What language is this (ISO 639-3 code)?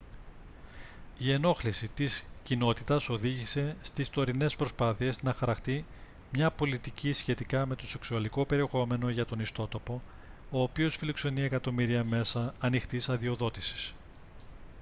ell